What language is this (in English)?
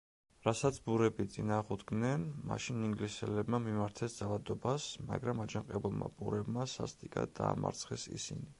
Georgian